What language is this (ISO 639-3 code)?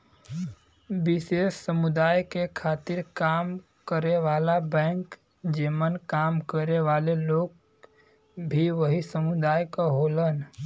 bho